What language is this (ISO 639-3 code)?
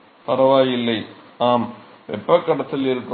tam